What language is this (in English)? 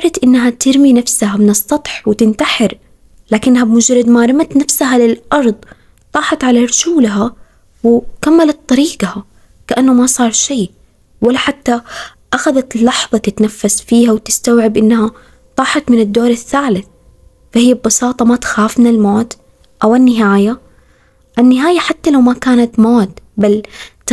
Arabic